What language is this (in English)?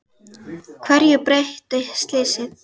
Icelandic